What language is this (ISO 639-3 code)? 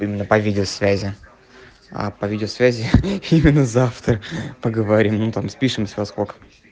rus